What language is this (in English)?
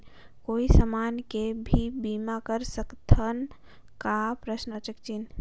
Chhattisgarhi